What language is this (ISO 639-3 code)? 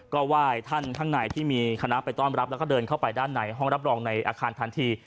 tha